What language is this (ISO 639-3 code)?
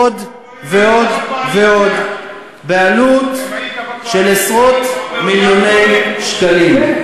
heb